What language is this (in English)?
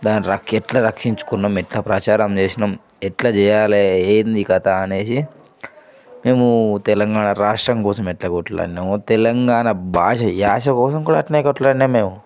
Telugu